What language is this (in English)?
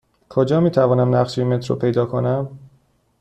Persian